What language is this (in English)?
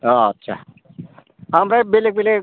Bodo